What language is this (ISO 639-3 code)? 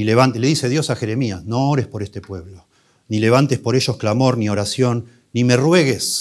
spa